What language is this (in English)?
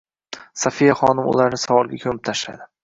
Uzbek